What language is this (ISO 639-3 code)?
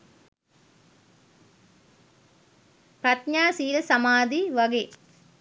sin